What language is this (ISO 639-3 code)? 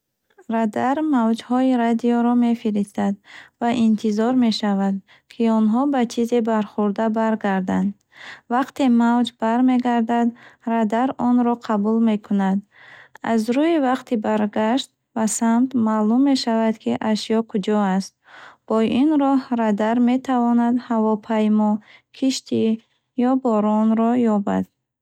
bhh